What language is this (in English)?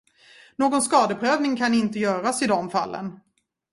Swedish